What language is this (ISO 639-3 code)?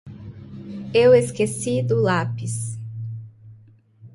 por